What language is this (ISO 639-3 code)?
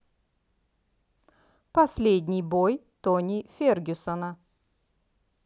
rus